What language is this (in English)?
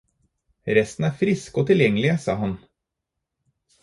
Norwegian Bokmål